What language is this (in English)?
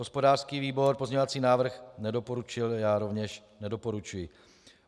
Czech